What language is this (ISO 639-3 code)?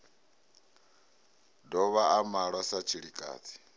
ven